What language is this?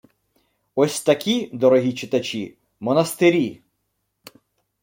Ukrainian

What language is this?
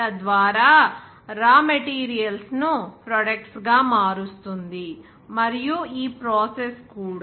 Telugu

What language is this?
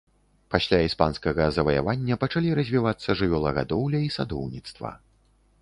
Belarusian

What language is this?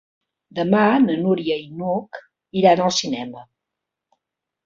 Catalan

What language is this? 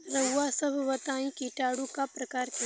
Bhojpuri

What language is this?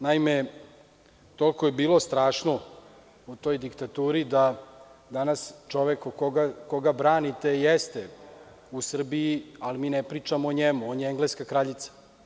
Serbian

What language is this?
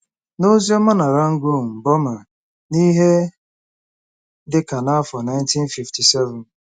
Igbo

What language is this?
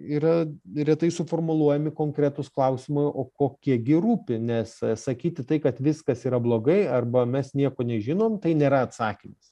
Lithuanian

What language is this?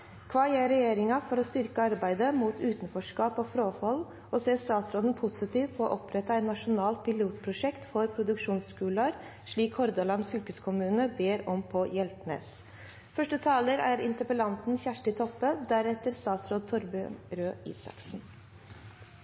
Norwegian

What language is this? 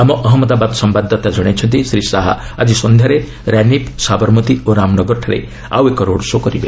Odia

